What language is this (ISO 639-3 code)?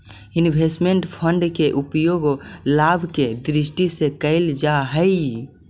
mag